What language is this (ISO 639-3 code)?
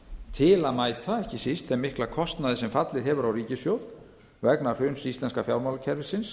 isl